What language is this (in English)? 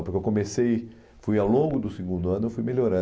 Portuguese